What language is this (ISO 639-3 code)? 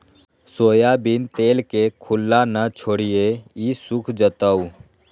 mag